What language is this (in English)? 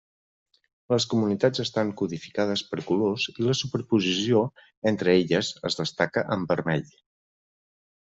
Catalan